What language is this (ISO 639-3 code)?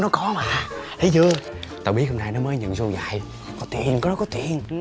vie